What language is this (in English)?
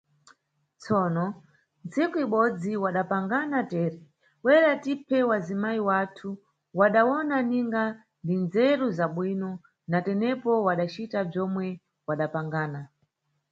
Nyungwe